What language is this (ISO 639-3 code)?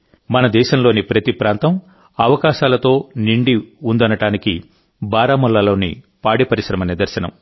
tel